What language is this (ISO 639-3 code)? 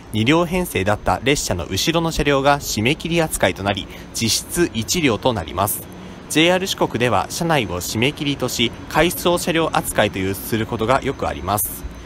jpn